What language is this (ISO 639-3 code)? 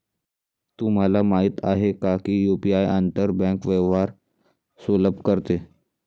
mar